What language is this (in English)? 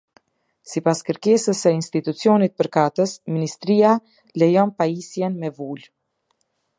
Albanian